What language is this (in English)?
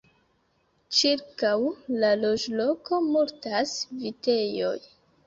Esperanto